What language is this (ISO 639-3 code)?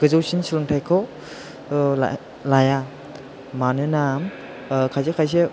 brx